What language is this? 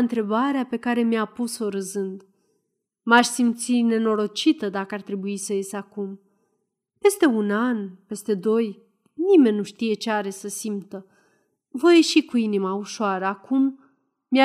Romanian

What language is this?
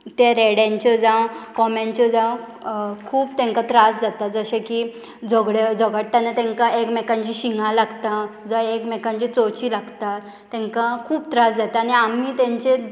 Konkani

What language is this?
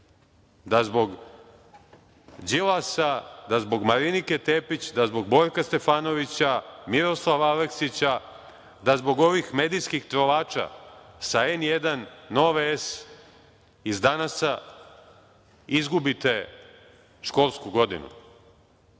Serbian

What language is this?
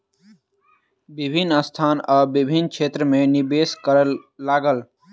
Maithili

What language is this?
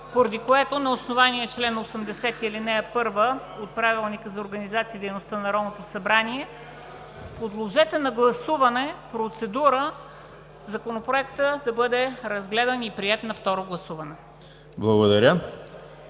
Bulgarian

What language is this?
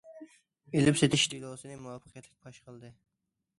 Uyghur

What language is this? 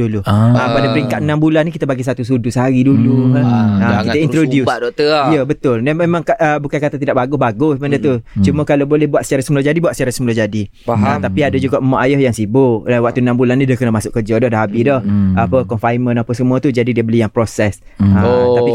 Malay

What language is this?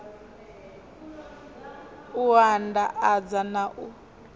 Venda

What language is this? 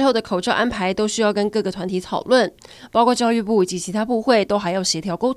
Chinese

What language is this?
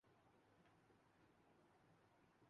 Urdu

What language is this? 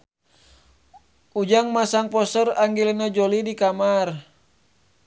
Sundanese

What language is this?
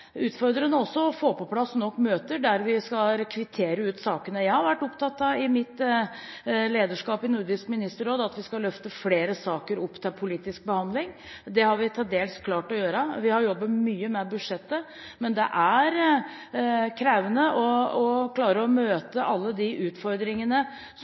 Norwegian Bokmål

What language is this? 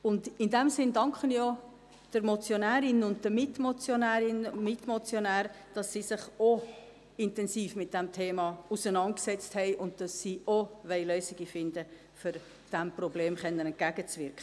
Swiss German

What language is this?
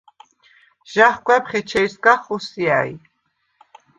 Svan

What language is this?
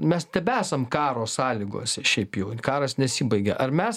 Lithuanian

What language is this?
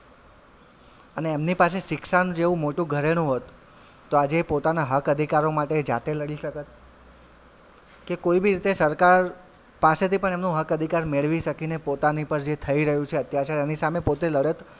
Gujarati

